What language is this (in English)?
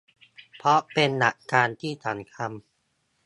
Thai